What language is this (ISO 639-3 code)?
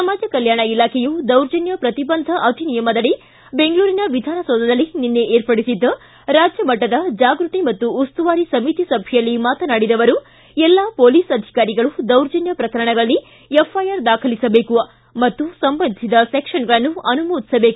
kan